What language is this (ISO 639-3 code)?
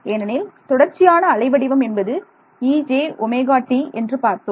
tam